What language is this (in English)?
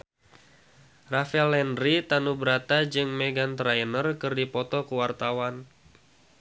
Sundanese